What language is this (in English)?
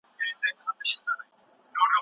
Pashto